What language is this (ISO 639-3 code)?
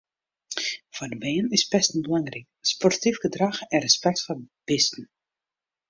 fry